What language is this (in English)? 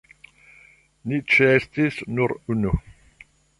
Esperanto